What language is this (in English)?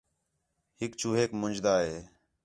Khetrani